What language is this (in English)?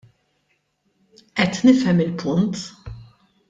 Maltese